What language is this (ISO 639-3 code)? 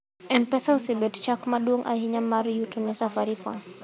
luo